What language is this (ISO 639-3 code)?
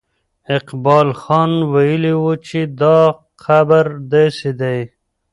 pus